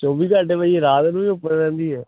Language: Punjabi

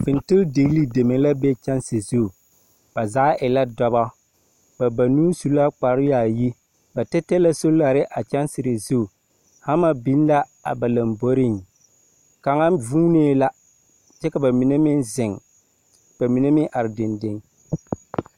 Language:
Southern Dagaare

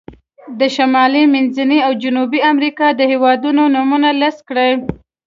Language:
Pashto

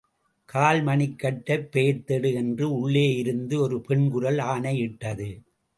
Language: Tamil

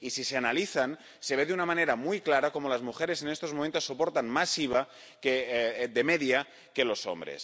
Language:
Spanish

